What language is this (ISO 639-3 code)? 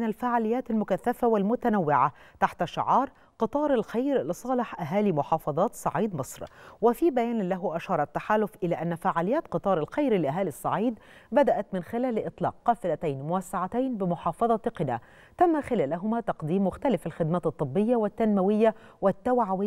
ara